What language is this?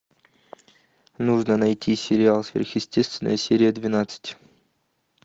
Russian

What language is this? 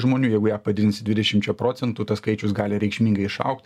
Lithuanian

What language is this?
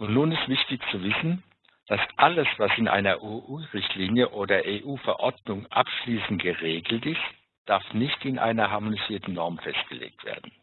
German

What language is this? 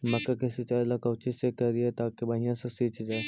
Magahi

